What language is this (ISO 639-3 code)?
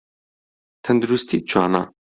ckb